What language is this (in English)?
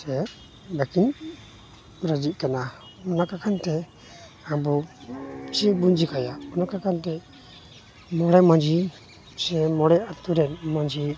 Santali